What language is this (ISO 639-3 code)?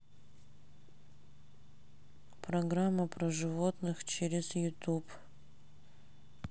rus